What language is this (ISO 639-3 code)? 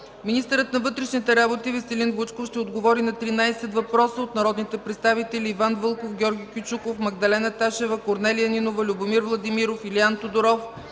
bul